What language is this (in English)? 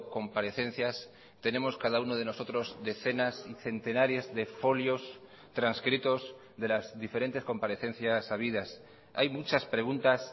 Spanish